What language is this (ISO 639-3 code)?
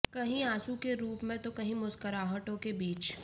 hin